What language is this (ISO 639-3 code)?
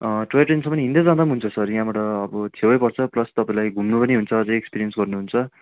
nep